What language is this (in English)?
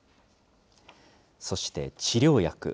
Japanese